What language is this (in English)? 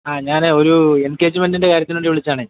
Malayalam